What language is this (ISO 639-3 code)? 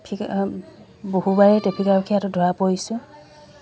asm